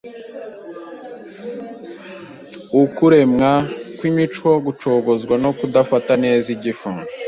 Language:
Kinyarwanda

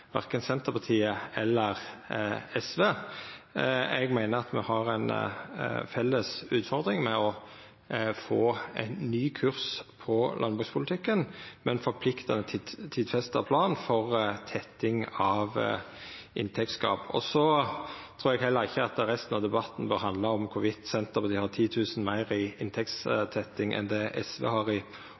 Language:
Norwegian Nynorsk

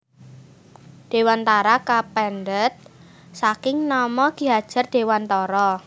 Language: Javanese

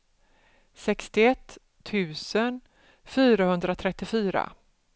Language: Swedish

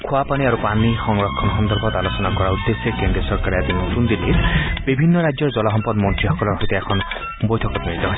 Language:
Assamese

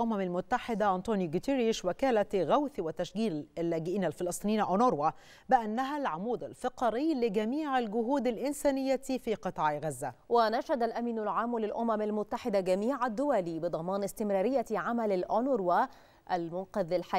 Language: Arabic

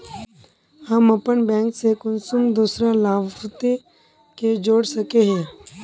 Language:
Magahi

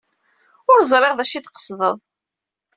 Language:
Kabyle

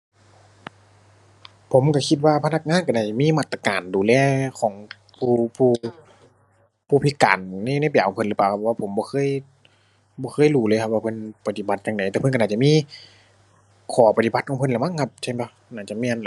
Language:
Thai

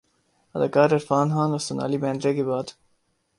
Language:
Urdu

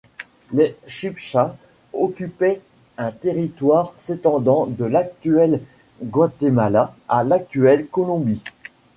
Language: French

